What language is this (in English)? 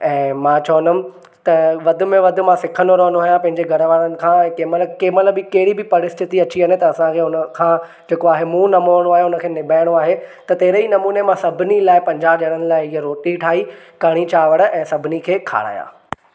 Sindhi